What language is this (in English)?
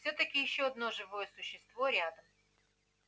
Russian